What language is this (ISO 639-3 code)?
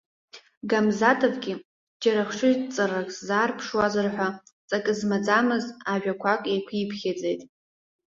abk